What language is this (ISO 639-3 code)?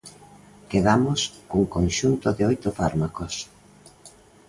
glg